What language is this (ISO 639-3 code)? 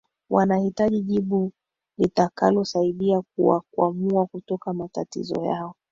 swa